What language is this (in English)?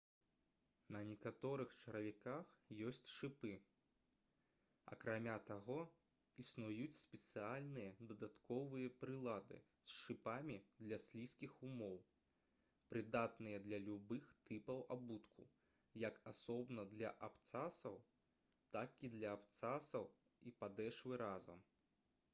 Belarusian